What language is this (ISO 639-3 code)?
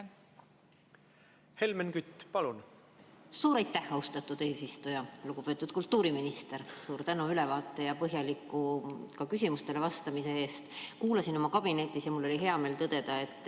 est